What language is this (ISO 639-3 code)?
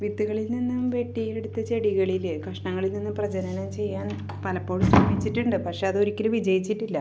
mal